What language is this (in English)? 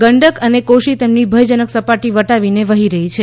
Gujarati